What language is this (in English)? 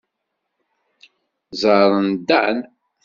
Kabyle